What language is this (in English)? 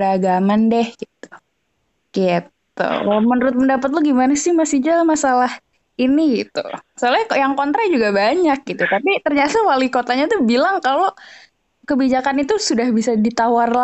Indonesian